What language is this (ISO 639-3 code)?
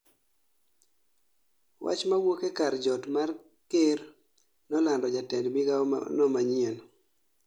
luo